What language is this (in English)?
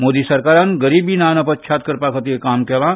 Konkani